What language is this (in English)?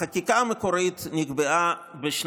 Hebrew